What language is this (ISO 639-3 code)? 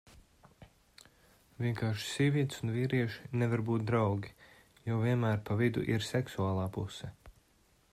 lav